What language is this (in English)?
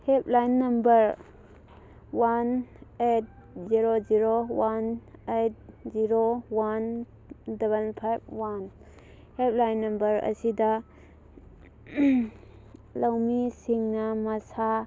Manipuri